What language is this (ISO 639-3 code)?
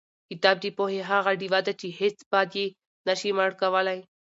pus